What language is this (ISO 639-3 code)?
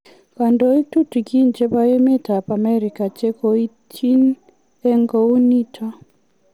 kln